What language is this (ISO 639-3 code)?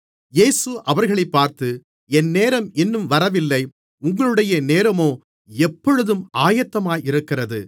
tam